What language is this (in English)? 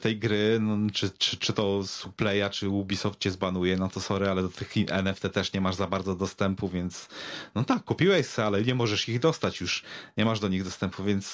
Polish